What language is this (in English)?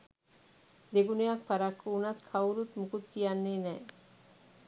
Sinhala